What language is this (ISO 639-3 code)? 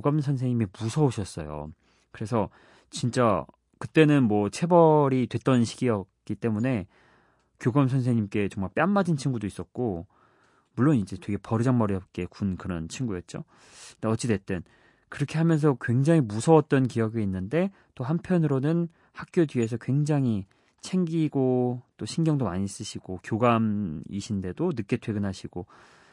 kor